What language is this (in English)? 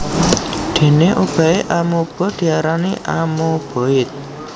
Javanese